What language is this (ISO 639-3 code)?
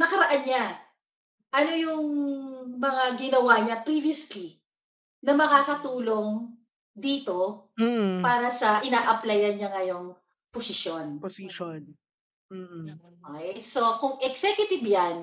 fil